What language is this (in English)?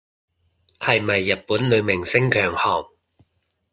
Cantonese